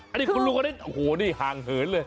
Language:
Thai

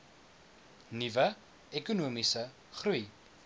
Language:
Afrikaans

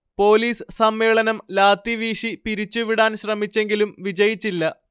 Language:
Malayalam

